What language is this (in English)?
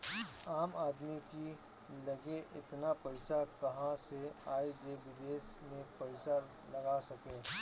Bhojpuri